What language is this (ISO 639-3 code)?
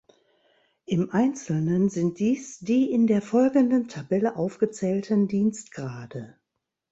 deu